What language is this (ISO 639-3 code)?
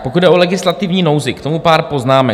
ces